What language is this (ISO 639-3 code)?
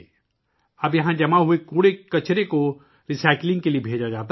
urd